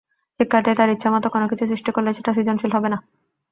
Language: Bangla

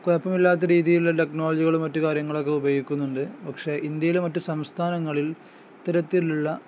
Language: Malayalam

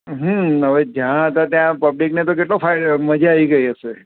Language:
Gujarati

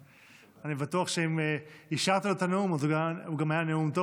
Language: Hebrew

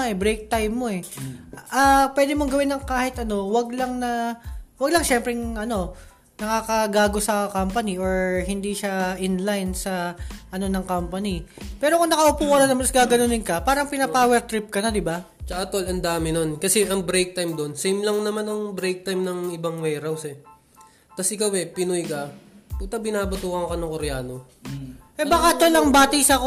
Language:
Filipino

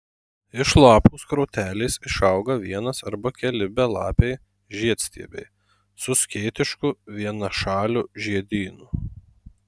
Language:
Lithuanian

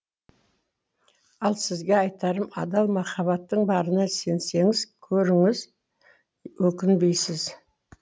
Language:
Kazakh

